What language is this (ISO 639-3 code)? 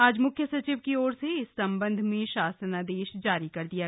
hin